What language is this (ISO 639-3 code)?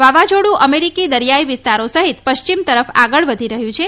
guj